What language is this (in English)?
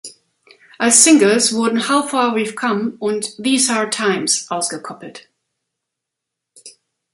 German